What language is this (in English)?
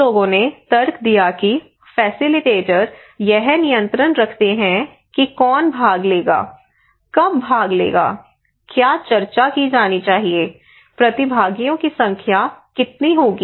Hindi